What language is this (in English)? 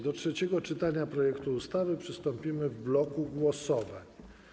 Polish